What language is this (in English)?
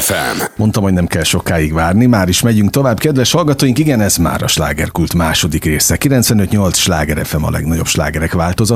Hungarian